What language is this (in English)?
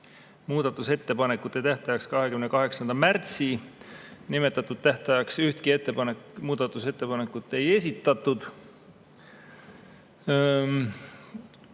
Estonian